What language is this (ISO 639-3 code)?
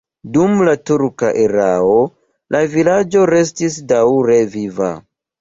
epo